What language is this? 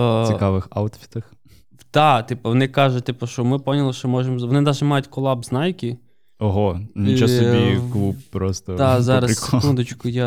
Ukrainian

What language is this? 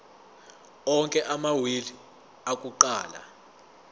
Zulu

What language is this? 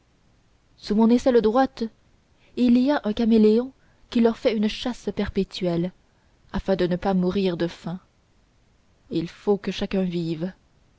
French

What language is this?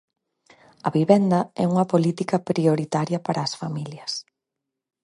Galician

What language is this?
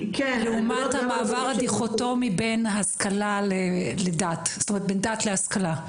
Hebrew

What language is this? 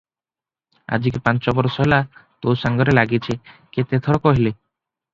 Odia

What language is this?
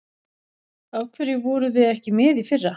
Icelandic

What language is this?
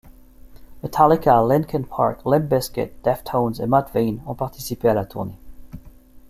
French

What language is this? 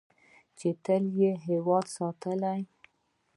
Pashto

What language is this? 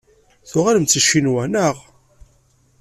Kabyle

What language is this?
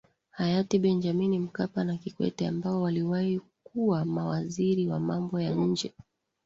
Swahili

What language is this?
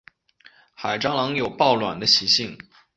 Chinese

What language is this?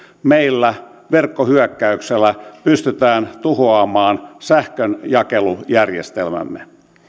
Finnish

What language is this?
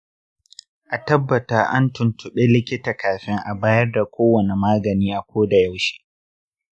Hausa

